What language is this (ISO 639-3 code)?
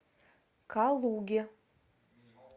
rus